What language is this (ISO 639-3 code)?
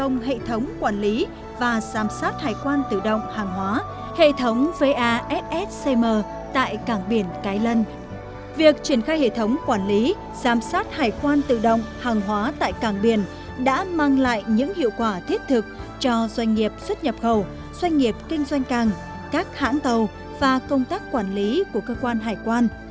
vie